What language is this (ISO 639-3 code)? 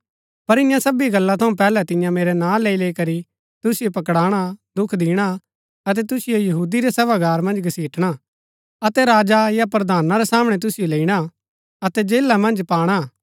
gbk